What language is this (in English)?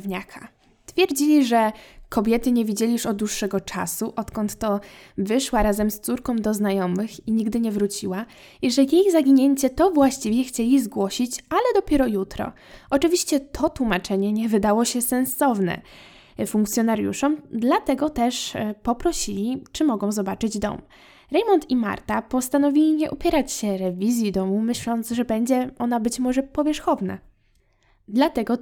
Polish